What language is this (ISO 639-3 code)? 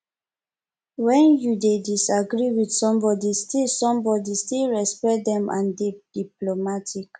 pcm